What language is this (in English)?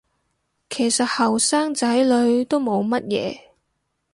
Cantonese